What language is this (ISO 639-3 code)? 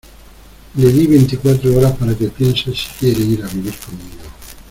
spa